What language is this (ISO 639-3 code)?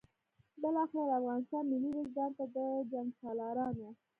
pus